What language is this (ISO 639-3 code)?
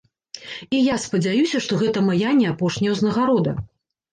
bel